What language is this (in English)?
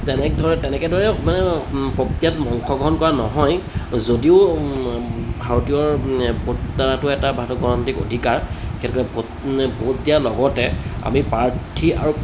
Assamese